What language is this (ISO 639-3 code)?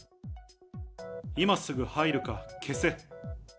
jpn